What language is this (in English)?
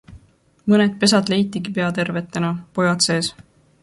Estonian